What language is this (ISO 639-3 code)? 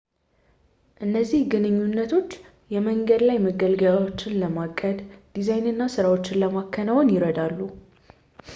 amh